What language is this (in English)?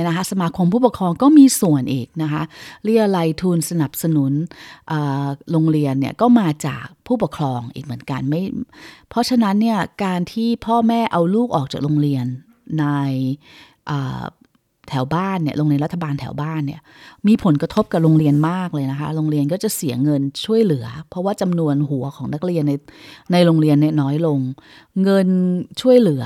Thai